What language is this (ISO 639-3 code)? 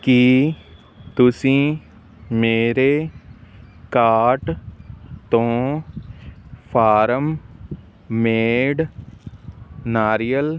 pan